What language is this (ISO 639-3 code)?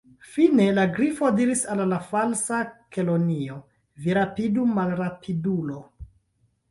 epo